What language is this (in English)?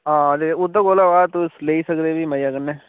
Dogri